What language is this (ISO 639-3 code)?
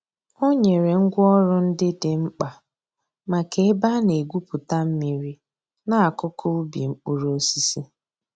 ibo